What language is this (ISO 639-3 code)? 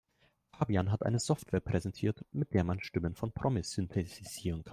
deu